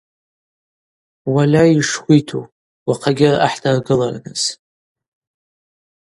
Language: Abaza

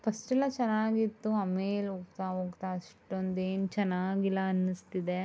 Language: Kannada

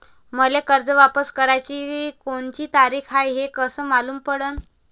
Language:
Marathi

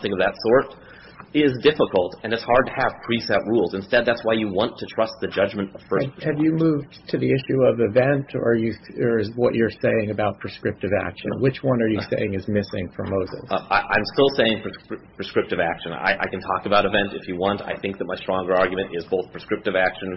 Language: English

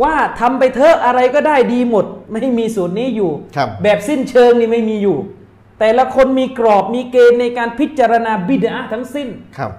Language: Thai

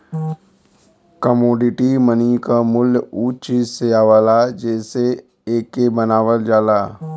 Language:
Bhojpuri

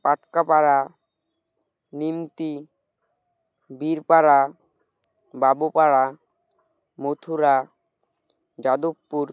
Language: Bangla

